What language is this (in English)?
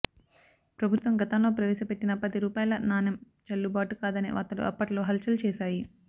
Telugu